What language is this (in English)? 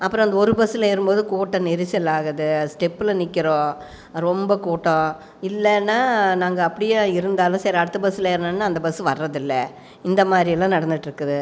Tamil